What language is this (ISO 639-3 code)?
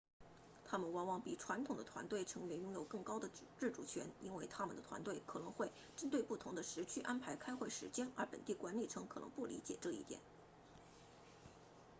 zho